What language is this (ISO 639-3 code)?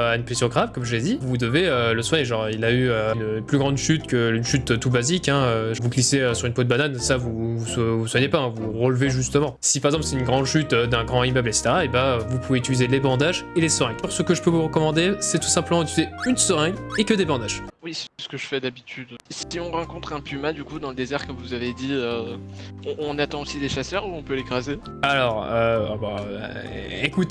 fra